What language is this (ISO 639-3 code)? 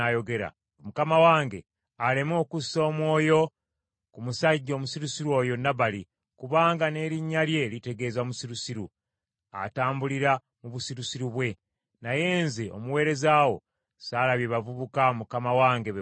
lug